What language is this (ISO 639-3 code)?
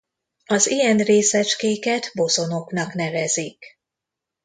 hun